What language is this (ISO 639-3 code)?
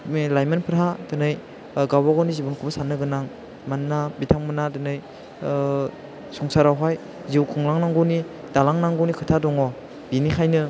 brx